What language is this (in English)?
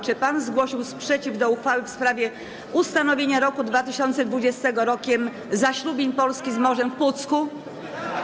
Polish